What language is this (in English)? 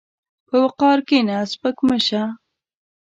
Pashto